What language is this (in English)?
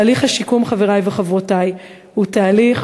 Hebrew